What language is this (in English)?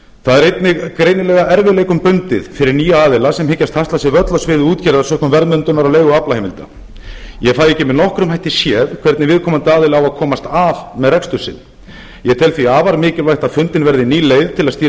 Icelandic